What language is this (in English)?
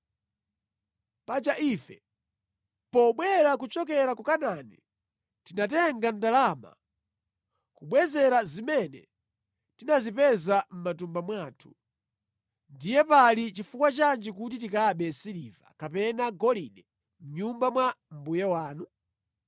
Nyanja